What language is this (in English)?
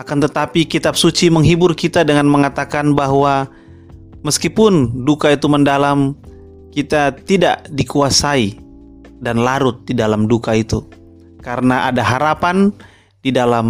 Indonesian